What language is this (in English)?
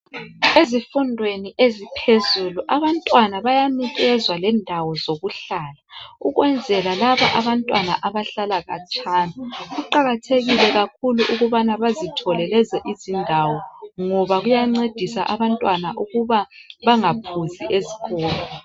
North Ndebele